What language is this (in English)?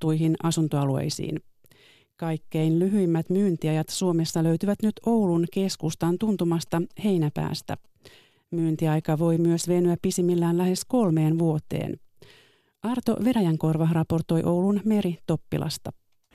Finnish